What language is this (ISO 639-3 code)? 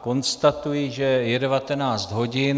ces